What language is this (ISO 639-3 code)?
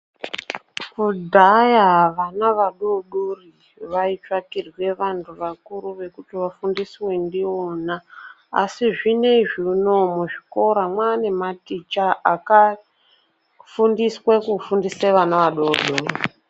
ndc